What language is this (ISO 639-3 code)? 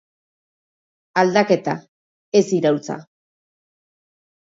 eus